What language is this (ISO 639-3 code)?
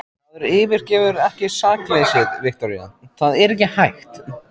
isl